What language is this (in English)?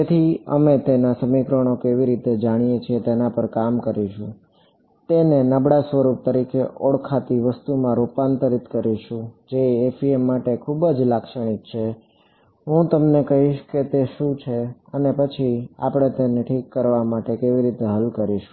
Gujarati